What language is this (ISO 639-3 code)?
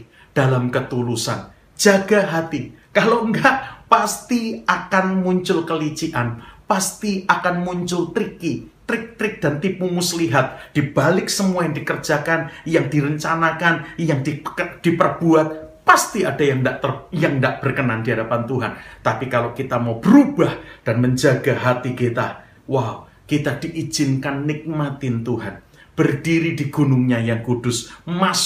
ind